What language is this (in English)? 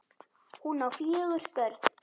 Icelandic